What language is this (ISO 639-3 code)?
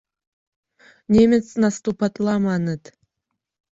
chm